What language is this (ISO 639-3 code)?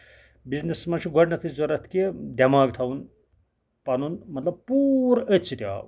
kas